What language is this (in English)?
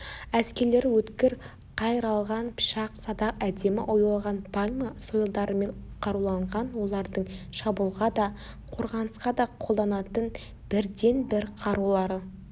Kazakh